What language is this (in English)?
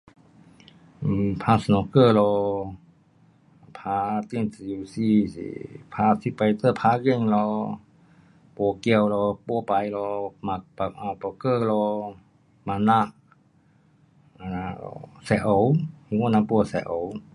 Pu-Xian Chinese